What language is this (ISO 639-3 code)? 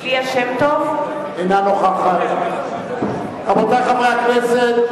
heb